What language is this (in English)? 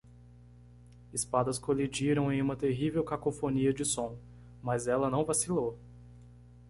Portuguese